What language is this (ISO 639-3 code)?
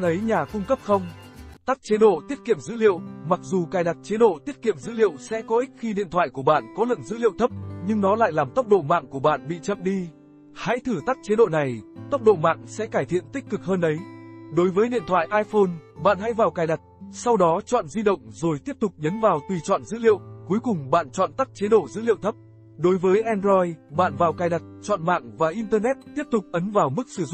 vie